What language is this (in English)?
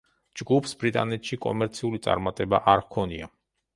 Georgian